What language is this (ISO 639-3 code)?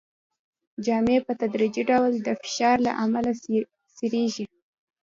pus